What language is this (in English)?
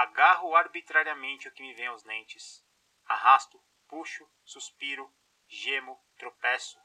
Portuguese